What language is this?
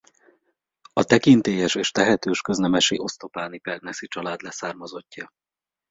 Hungarian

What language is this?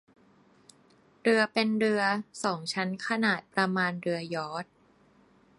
Thai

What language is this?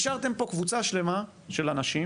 Hebrew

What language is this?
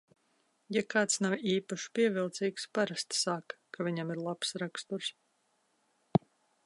Latvian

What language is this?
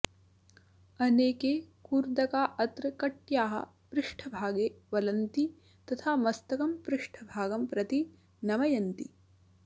Sanskrit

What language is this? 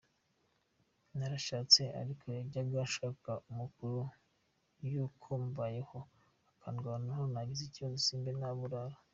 Kinyarwanda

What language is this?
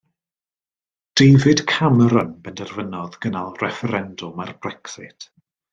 Welsh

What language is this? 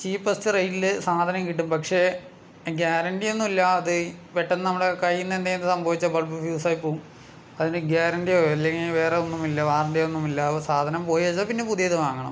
Malayalam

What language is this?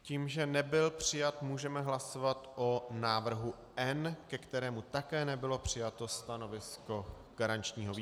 Czech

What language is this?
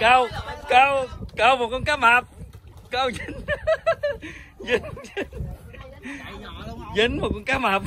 Vietnamese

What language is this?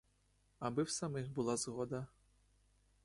Ukrainian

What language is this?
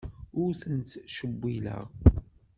Kabyle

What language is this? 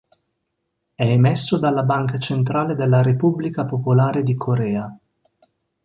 Italian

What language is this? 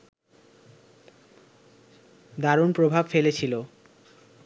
Bangla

